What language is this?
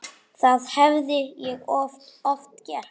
Icelandic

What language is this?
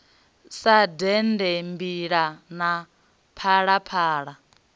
Venda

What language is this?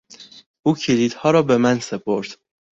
Persian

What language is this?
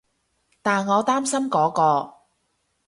Cantonese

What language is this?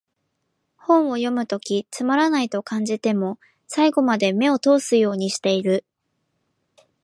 Japanese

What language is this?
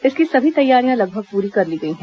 Hindi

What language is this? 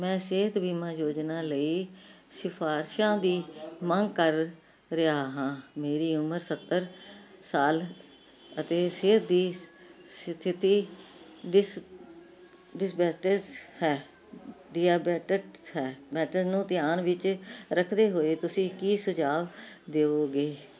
Punjabi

